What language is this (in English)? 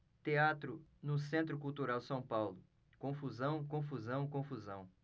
Portuguese